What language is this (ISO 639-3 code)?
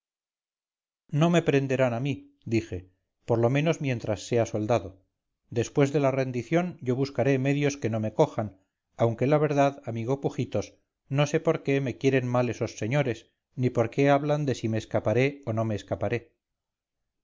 spa